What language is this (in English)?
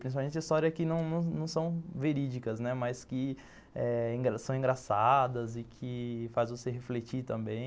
Portuguese